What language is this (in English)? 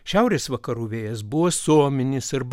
Lithuanian